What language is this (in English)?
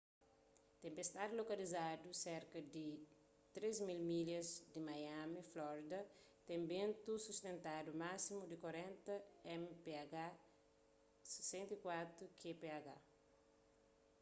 Kabuverdianu